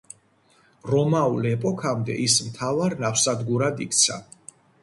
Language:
Georgian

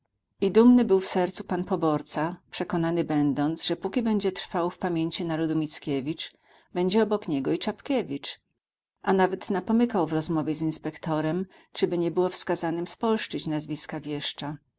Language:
Polish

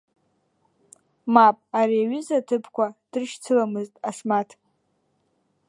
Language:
Abkhazian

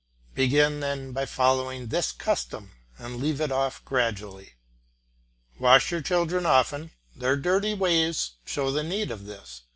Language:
English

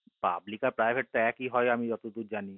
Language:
Bangla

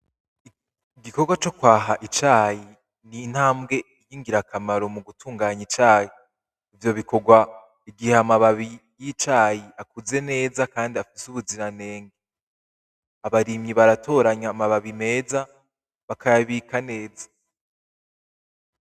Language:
Rundi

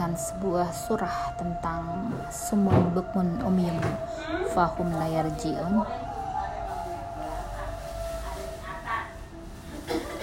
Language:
Indonesian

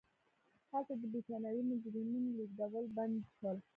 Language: Pashto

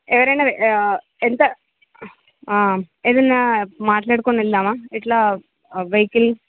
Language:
Telugu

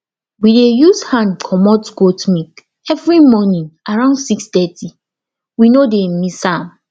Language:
Nigerian Pidgin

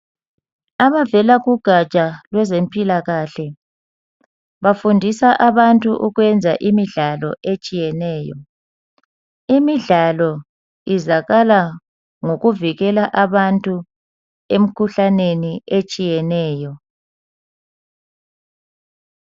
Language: North Ndebele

